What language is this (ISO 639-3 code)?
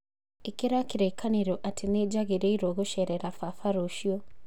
kik